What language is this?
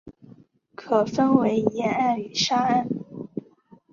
Chinese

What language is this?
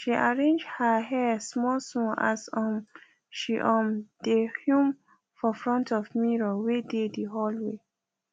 Nigerian Pidgin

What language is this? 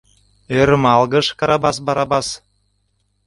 Mari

